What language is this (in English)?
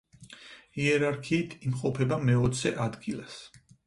Georgian